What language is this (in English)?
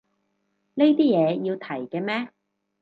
Cantonese